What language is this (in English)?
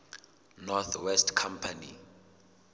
Southern Sotho